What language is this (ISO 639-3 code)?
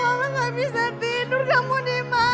ind